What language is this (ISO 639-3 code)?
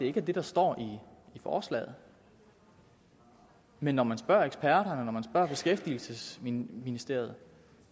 dan